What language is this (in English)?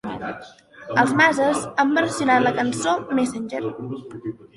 Catalan